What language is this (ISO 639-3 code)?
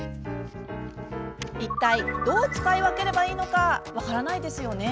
jpn